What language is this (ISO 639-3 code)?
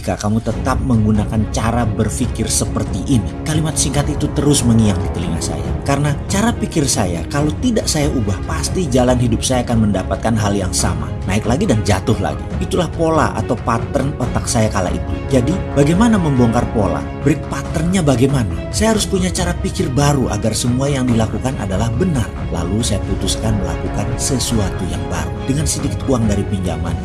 ind